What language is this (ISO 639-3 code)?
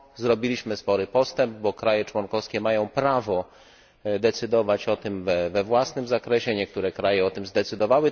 pol